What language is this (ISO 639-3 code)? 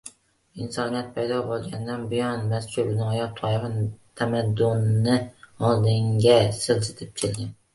uzb